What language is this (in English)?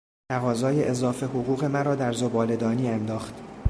Persian